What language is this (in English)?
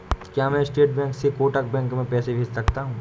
Hindi